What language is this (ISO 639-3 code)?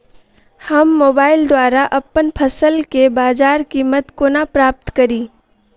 mai